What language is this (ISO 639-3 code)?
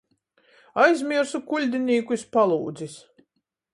ltg